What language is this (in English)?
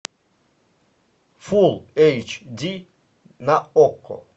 Russian